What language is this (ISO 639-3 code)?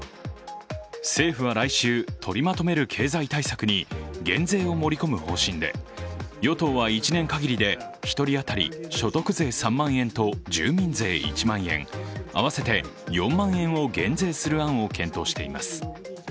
jpn